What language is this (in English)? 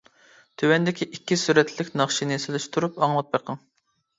Uyghur